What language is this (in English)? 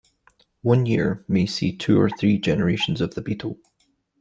English